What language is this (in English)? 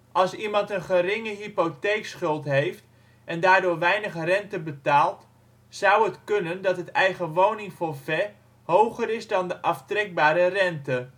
Dutch